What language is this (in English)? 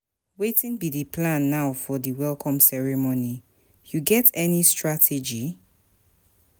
Nigerian Pidgin